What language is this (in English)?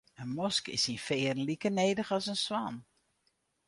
Western Frisian